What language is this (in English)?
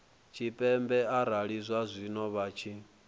Venda